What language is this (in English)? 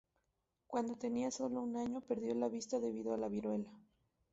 Spanish